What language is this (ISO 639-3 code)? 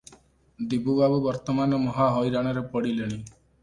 ori